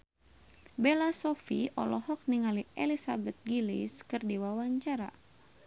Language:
Sundanese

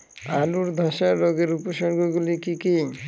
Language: Bangla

